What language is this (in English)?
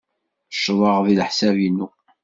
Kabyle